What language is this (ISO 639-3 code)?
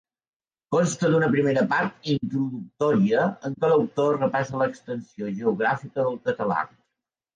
cat